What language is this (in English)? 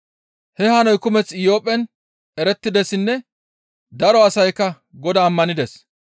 Gamo